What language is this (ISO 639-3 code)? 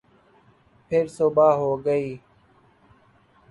urd